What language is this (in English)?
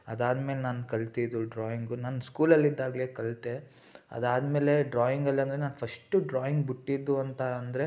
Kannada